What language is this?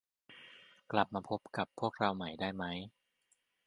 Thai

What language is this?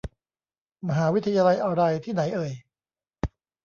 Thai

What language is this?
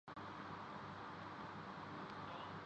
Urdu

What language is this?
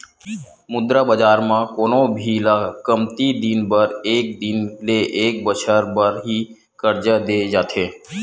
Chhattisgarhi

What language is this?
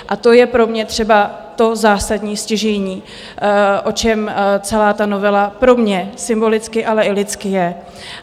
Czech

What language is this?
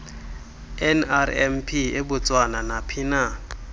Xhosa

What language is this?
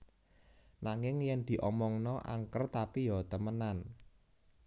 Javanese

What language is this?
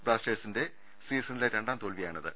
Malayalam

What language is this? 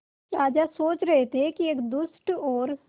Hindi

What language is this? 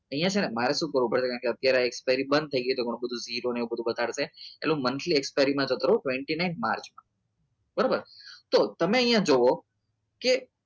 Gujarati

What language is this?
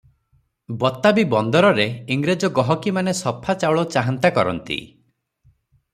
Odia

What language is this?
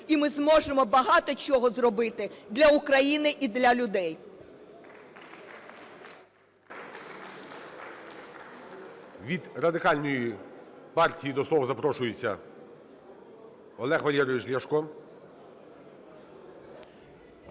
Ukrainian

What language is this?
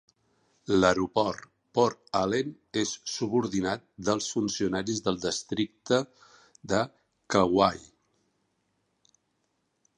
Catalan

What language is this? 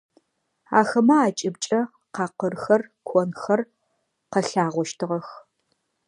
Adyghe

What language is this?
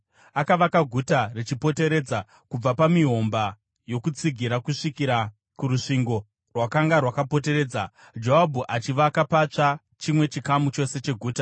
Shona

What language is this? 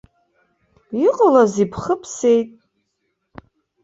Abkhazian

